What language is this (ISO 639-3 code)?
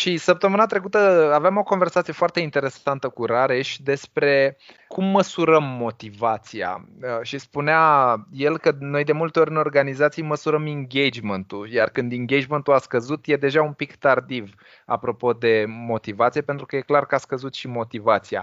ron